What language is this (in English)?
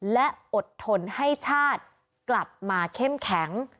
Thai